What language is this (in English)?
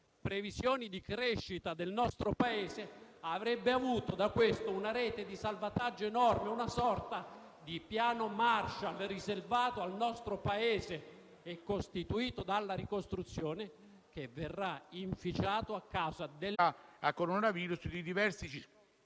Italian